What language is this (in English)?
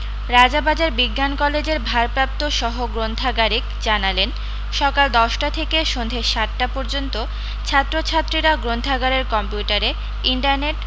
Bangla